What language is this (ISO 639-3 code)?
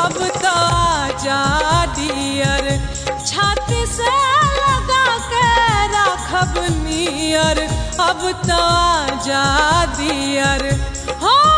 hin